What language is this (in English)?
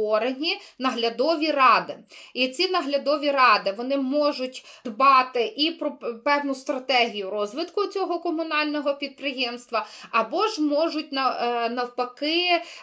Ukrainian